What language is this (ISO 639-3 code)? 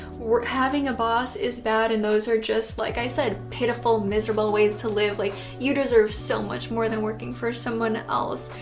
eng